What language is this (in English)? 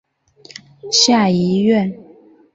Chinese